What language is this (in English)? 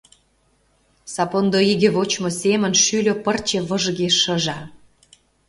Mari